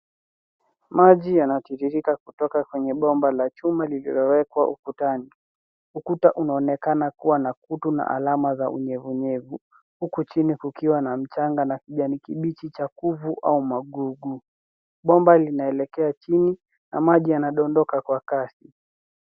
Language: Swahili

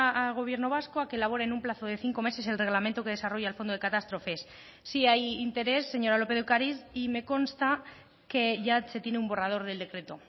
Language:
Spanish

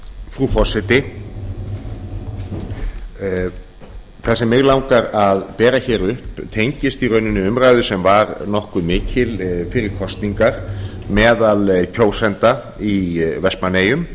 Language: Icelandic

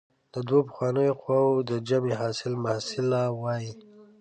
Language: Pashto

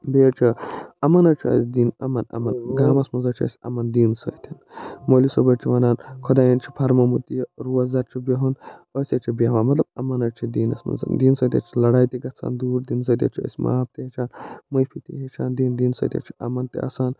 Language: Kashmiri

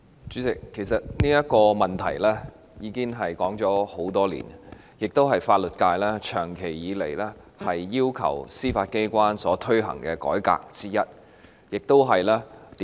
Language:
Cantonese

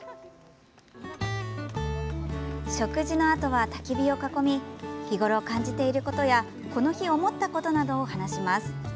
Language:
Japanese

